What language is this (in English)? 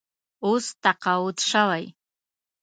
Pashto